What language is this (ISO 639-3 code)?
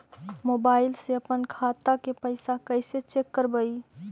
mag